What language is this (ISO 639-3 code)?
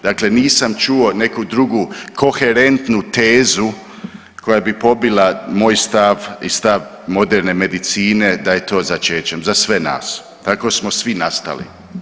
hrv